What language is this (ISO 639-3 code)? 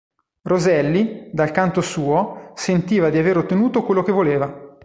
ita